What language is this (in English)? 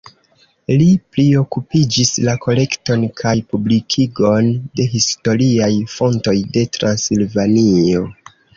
Esperanto